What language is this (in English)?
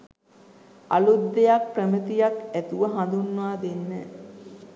Sinhala